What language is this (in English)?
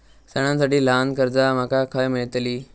Marathi